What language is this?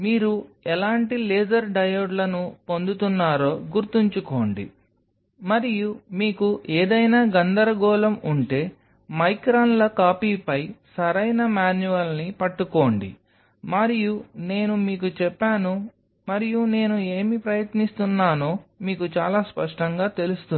Telugu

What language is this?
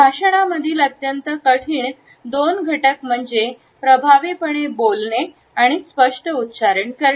Marathi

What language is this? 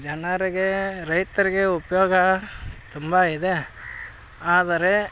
Kannada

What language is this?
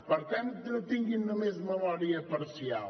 Catalan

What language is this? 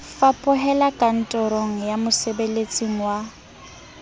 Southern Sotho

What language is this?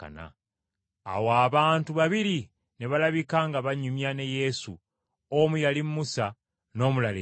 Ganda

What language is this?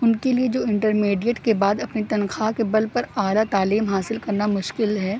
Urdu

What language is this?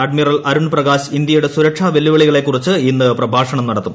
Malayalam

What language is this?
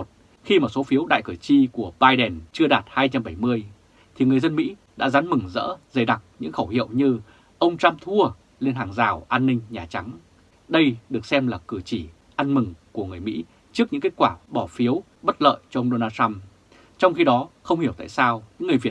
Vietnamese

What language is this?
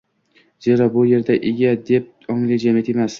Uzbek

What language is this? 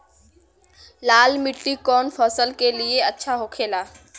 Bhojpuri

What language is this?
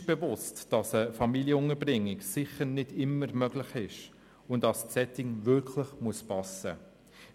Swiss German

